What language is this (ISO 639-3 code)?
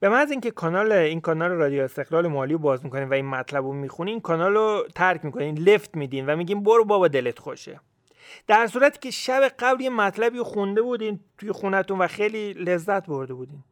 fas